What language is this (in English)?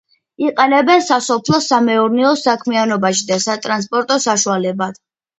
Georgian